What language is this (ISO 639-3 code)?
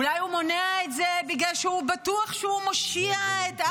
heb